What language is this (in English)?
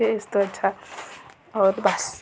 Dogri